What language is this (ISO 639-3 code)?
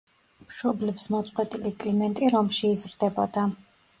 kat